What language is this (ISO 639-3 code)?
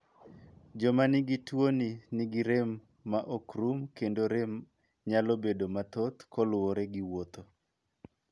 luo